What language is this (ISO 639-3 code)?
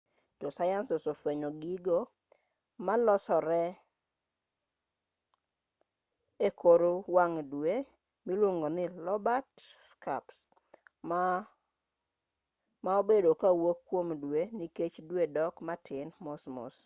luo